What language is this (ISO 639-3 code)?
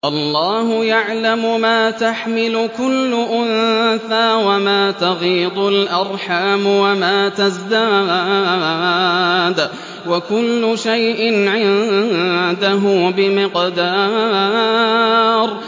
ara